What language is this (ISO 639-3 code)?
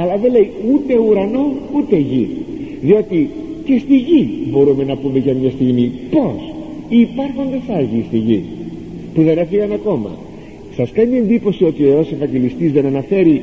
ell